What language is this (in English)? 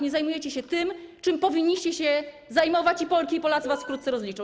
Polish